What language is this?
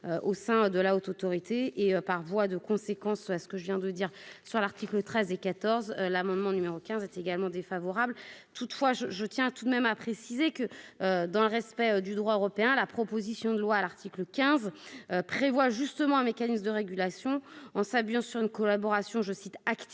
French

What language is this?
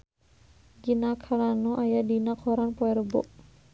Sundanese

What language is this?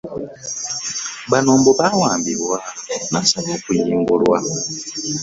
Ganda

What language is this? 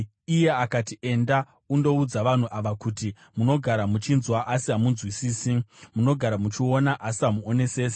Shona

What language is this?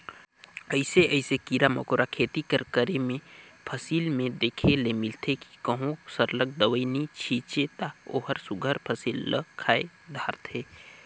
Chhattisgarhi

